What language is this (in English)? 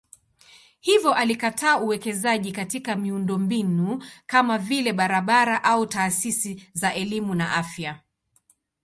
Swahili